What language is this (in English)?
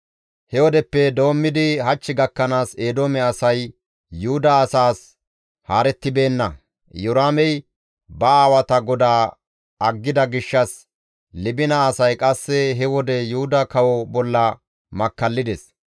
Gamo